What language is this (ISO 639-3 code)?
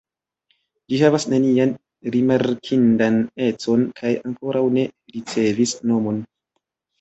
epo